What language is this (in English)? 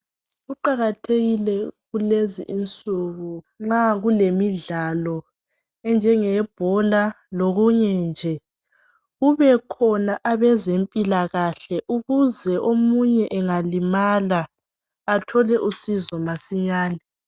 North Ndebele